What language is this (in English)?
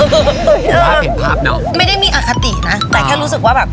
Thai